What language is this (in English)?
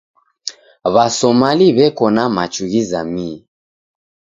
Taita